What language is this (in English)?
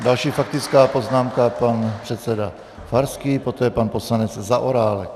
Czech